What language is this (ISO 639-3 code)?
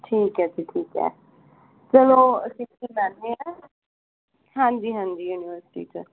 pan